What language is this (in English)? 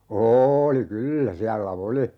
Finnish